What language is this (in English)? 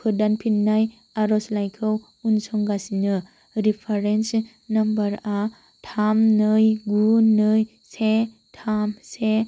Bodo